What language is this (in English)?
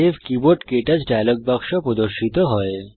Bangla